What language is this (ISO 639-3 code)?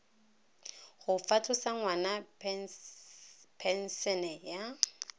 tsn